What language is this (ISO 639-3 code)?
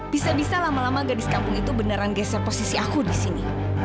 ind